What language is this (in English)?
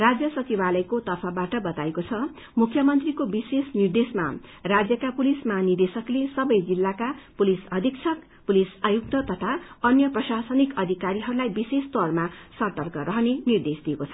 Nepali